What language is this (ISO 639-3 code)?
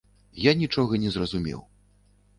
bel